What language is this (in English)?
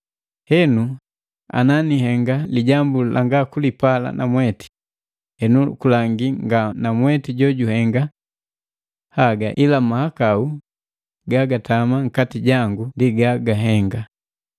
Matengo